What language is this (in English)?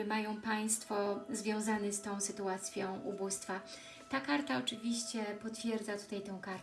Polish